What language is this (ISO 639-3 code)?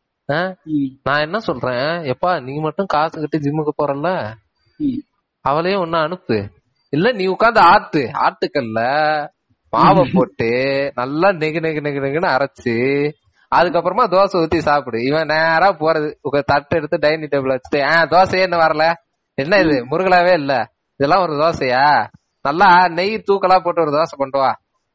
tam